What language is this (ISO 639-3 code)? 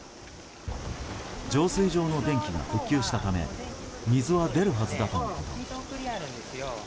jpn